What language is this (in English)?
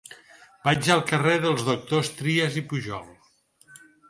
Catalan